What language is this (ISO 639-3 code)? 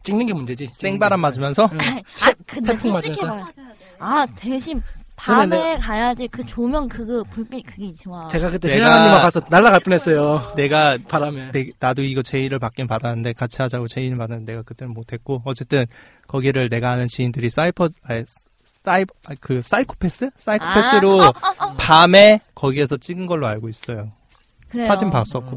kor